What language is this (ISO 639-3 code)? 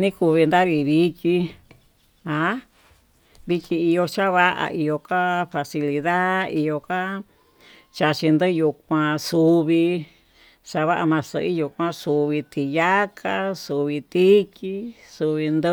mtu